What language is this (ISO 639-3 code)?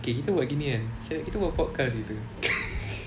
eng